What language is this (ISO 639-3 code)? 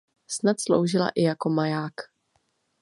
ces